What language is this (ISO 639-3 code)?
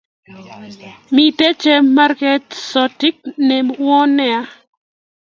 kln